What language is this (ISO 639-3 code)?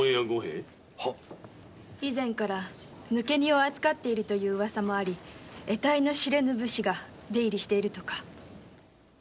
jpn